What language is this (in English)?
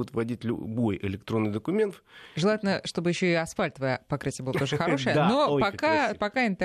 Russian